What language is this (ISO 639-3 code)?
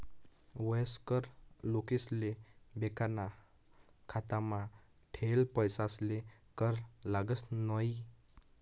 mar